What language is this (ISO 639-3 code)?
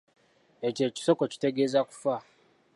lug